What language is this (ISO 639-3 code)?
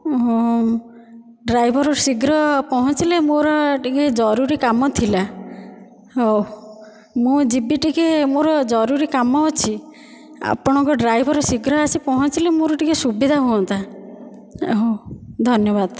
ori